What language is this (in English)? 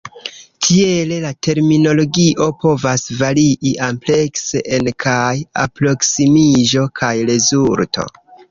Esperanto